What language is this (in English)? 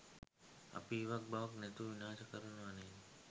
Sinhala